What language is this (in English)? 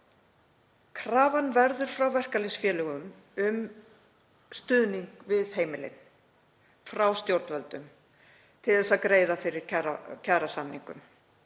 Icelandic